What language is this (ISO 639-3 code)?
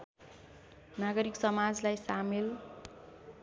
nep